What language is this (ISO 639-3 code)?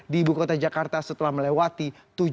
ind